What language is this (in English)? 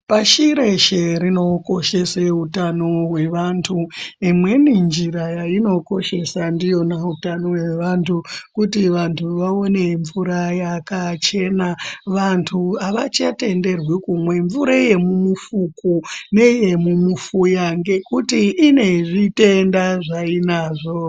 Ndau